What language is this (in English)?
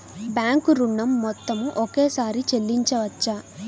Telugu